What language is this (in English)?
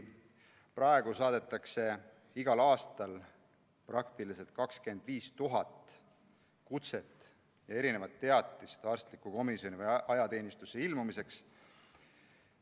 Estonian